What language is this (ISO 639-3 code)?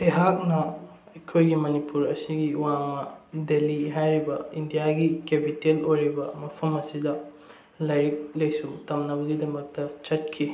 mni